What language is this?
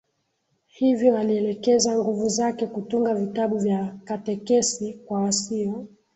Swahili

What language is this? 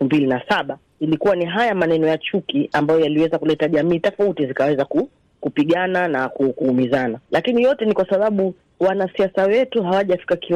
Swahili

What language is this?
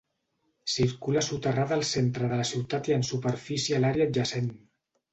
Catalan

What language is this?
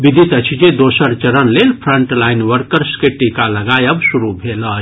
Maithili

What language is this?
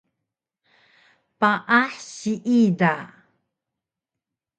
Taroko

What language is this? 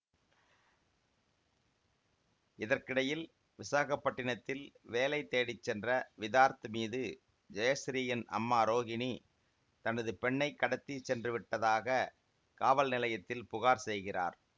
Tamil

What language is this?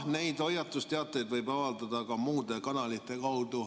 Estonian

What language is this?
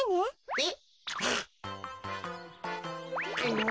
Japanese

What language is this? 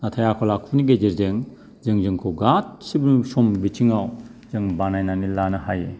Bodo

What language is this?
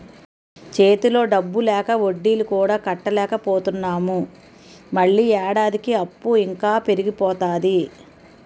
Telugu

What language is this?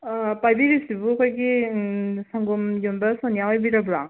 Manipuri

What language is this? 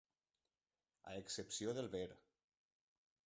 Catalan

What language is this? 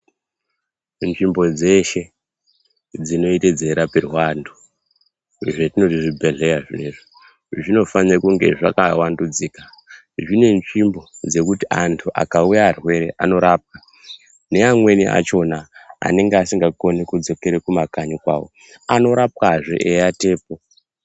Ndau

